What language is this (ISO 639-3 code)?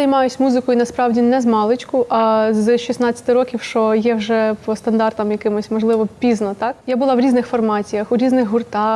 ukr